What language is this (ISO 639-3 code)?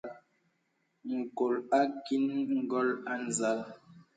beb